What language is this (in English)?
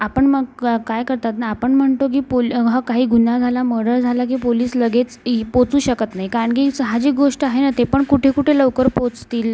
Marathi